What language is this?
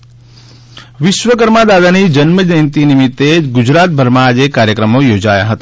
Gujarati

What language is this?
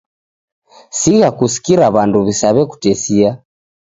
Taita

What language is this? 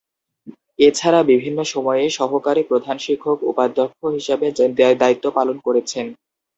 Bangla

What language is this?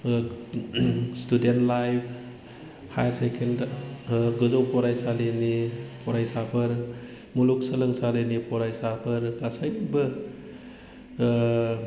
Bodo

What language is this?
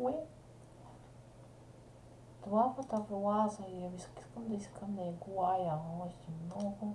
Bulgarian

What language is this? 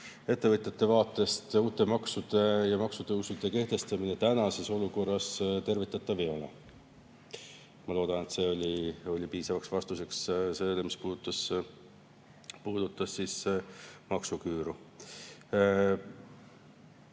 Estonian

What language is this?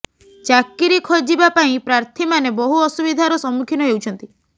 Odia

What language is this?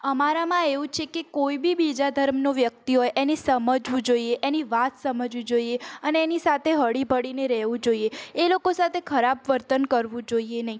Gujarati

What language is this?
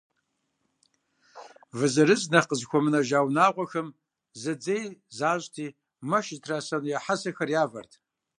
Kabardian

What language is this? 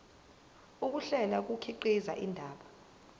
Zulu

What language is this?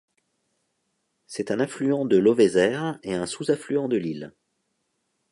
French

